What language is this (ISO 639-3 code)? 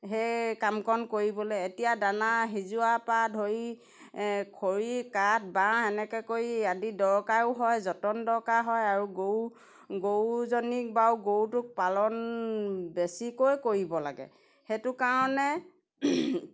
asm